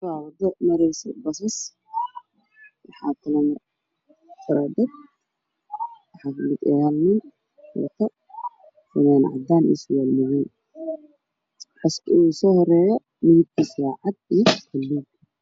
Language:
Somali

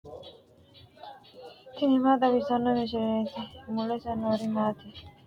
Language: Sidamo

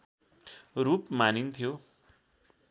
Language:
Nepali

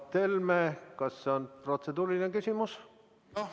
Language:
Estonian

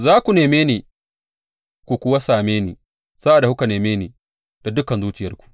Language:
Hausa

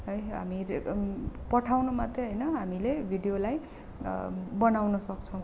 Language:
Nepali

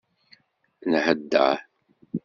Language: Kabyle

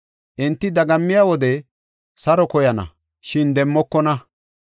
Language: Gofa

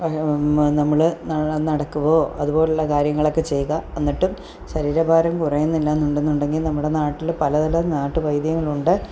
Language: Malayalam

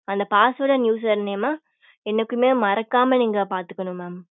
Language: Tamil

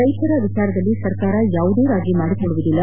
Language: Kannada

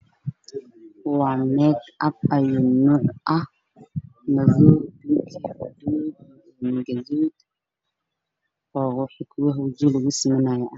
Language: Somali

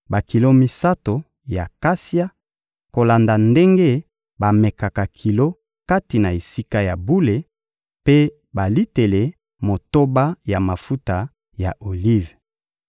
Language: Lingala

